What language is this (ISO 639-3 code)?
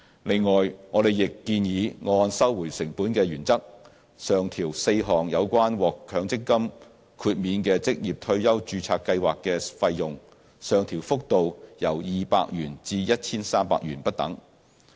yue